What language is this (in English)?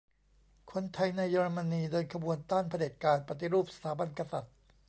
Thai